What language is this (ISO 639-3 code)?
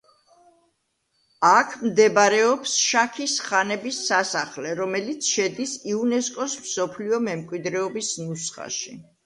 kat